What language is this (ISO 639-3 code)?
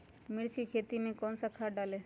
mag